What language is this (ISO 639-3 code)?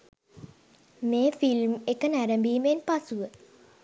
sin